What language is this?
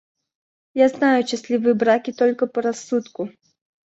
Russian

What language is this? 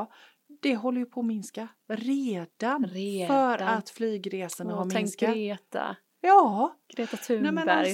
Swedish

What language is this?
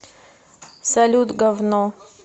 Russian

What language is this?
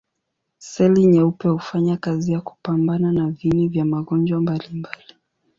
Swahili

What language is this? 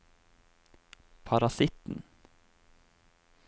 Norwegian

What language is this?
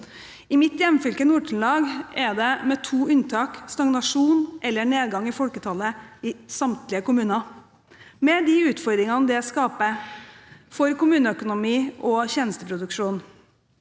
Norwegian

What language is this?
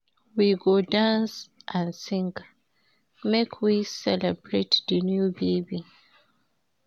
Nigerian Pidgin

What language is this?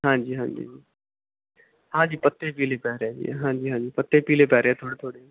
Punjabi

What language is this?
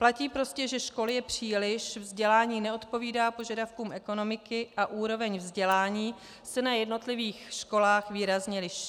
Czech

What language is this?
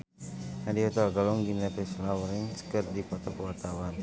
Sundanese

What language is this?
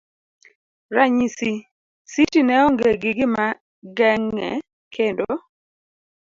Luo (Kenya and Tanzania)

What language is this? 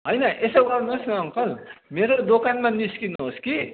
Nepali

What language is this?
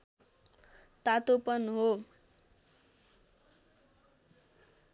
Nepali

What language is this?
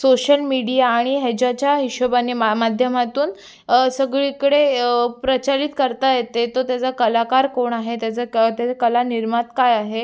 Marathi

